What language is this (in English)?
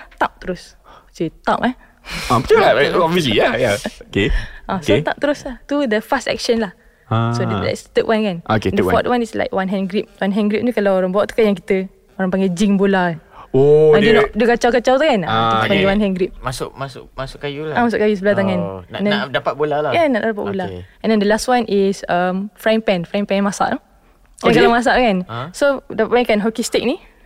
Malay